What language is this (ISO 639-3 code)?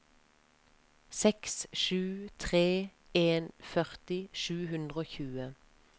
nor